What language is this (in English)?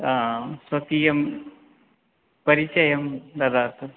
Sanskrit